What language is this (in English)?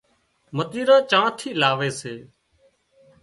Wadiyara Koli